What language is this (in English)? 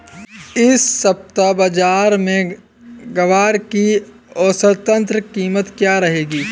Hindi